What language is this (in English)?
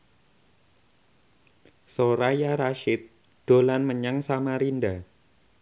Javanese